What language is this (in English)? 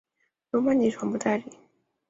Chinese